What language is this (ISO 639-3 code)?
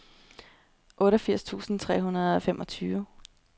dan